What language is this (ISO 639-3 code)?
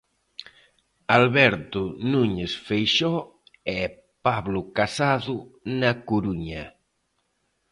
glg